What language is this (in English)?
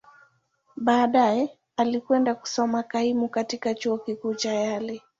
Swahili